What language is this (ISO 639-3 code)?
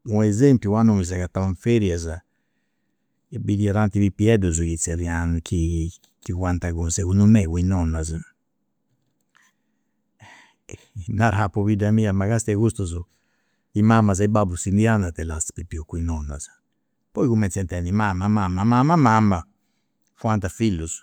sro